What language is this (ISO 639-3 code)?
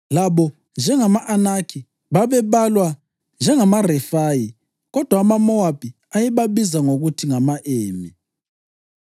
nde